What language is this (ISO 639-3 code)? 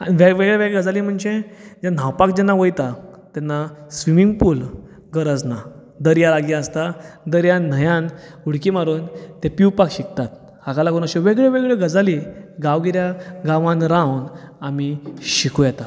kok